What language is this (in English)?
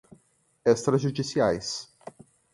Portuguese